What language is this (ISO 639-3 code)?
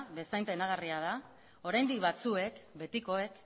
eus